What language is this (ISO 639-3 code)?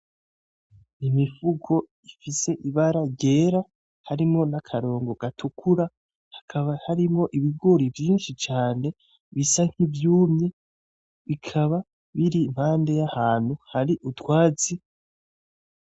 run